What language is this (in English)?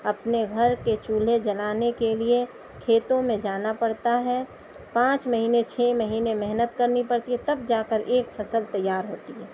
Urdu